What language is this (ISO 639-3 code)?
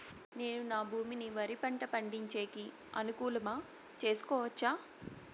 tel